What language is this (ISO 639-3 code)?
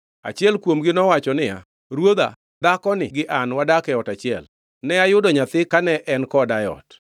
luo